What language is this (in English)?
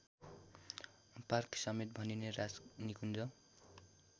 Nepali